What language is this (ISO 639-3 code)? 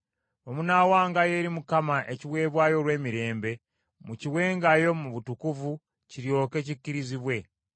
lug